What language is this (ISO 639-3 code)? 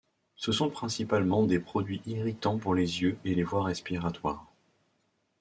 fra